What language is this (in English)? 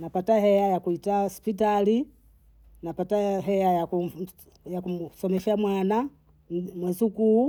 Bondei